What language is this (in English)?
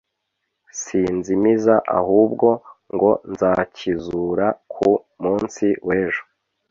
Kinyarwanda